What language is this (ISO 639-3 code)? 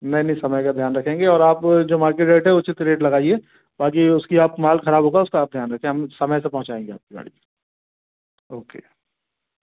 hin